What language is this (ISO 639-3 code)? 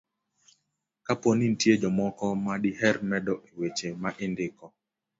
luo